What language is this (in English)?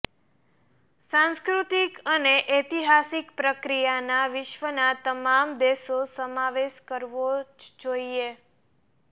Gujarati